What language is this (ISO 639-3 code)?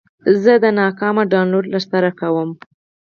pus